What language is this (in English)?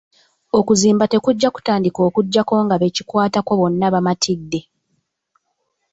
Ganda